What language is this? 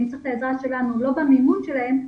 Hebrew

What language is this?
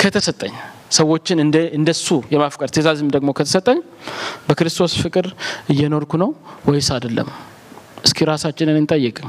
Amharic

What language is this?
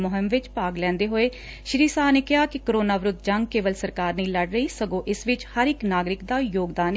Punjabi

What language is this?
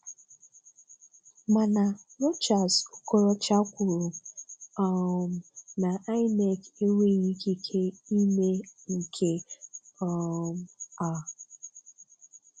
Igbo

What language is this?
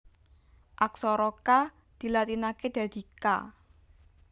Javanese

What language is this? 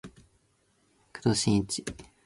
Japanese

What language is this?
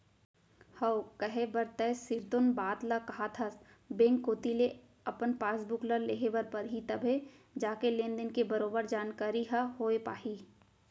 Chhattisgarhi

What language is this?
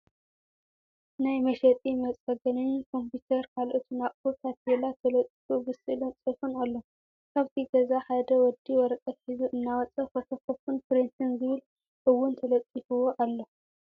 Tigrinya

